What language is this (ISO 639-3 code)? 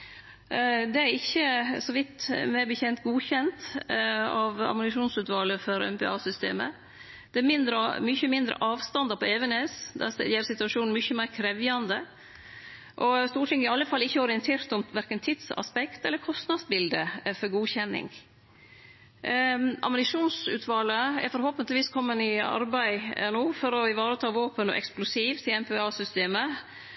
nno